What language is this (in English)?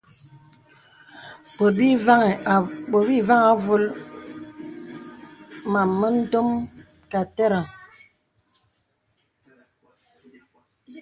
Bebele